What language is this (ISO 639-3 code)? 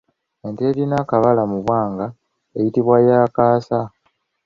lug